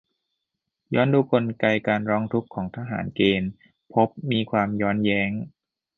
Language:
Thai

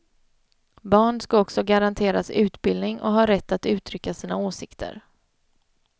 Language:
Swedish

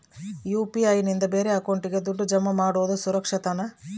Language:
Kannada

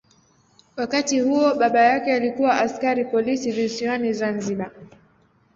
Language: Swahili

